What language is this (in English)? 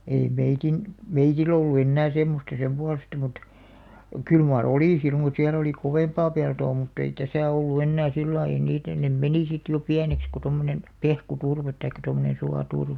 Finnish